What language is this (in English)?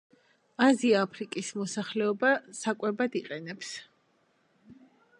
Georgian